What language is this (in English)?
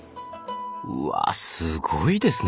Japanese